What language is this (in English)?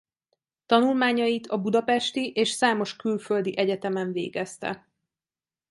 Hungarian